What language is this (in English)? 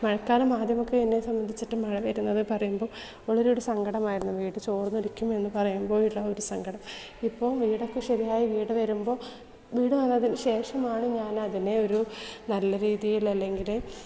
Malayalam